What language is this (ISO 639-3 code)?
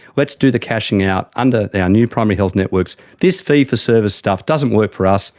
eng